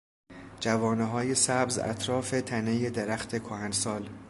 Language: Persian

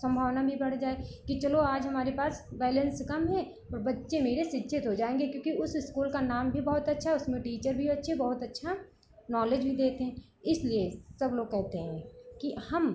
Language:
Hindi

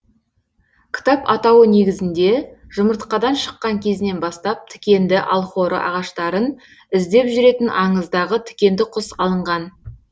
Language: Kazakh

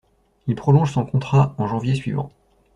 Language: French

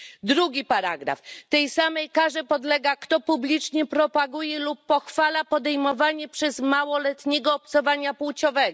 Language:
Polish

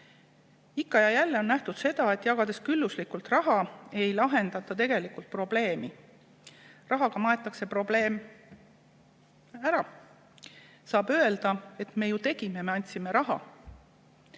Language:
Estonian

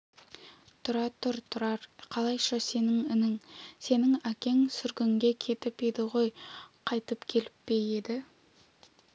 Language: Kazakh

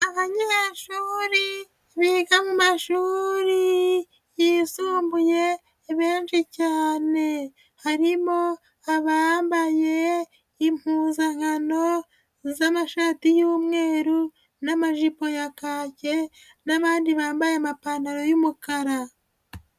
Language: Kinyarwanda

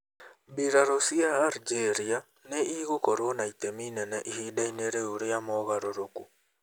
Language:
Kikuyu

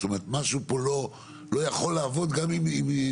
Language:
Hebrew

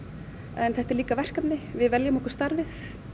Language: Icelandic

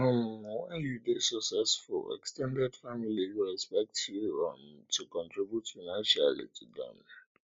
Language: Nigerian Pidgin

